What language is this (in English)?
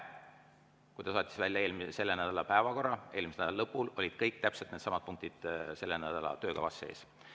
Estonian